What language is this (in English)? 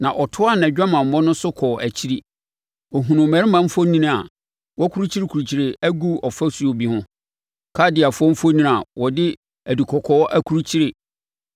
Akan